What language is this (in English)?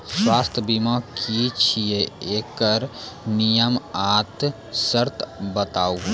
Maithili